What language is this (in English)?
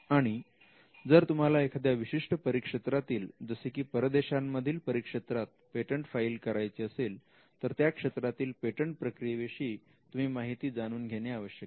Marathi